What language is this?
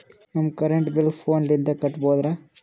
Kannada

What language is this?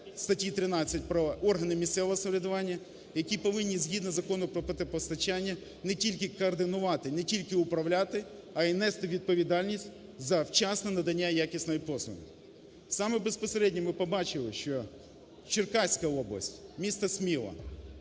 Ukrainian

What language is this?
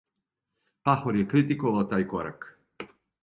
Serbian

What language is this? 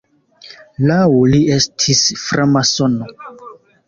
Esperanto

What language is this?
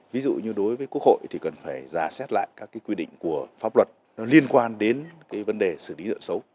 Vietnamese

